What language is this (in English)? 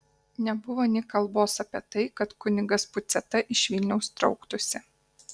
Lithuanian